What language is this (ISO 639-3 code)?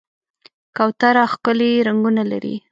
pus